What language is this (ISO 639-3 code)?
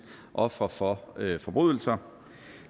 dan